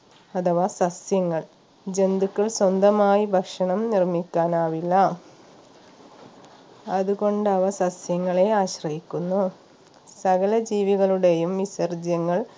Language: Malayalam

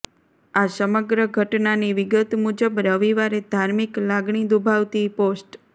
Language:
Gujarati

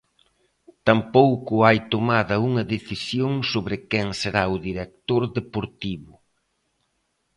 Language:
Galician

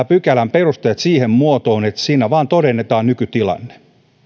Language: Finnish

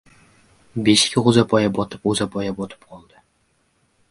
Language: Uzbek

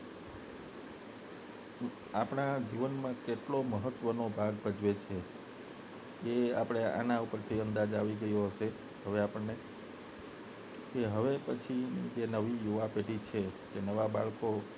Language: Gujarati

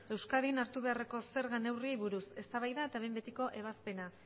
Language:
Basque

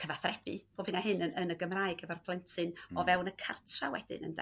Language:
Welsh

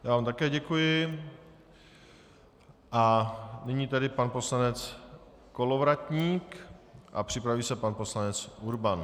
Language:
Czech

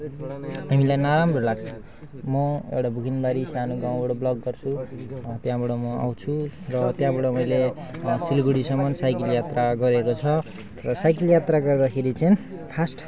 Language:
Nepali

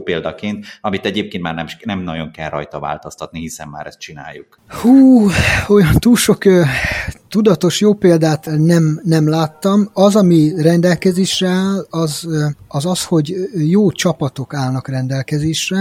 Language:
Hungarian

